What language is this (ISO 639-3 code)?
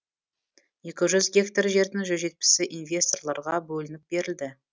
kaz